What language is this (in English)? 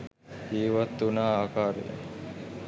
Sinhala